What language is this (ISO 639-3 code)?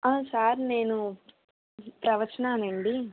tel